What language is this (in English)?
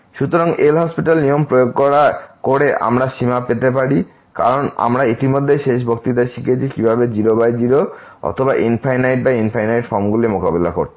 Bangla